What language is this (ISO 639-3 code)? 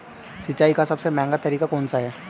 hin